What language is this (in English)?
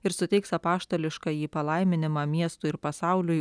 Lithuanian